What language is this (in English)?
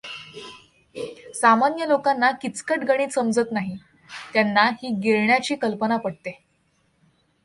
Marathi